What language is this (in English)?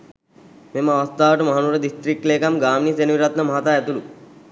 Sinhala